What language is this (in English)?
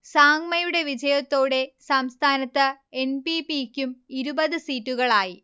Malayalam